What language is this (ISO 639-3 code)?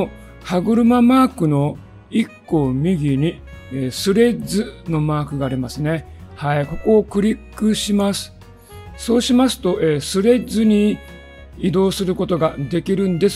jpn